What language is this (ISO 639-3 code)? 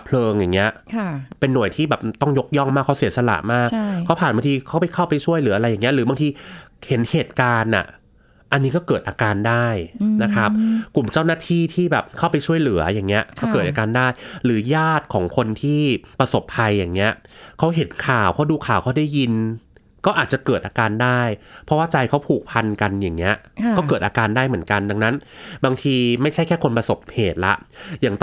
tha